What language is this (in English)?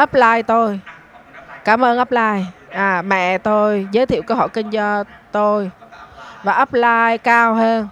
Vietnamese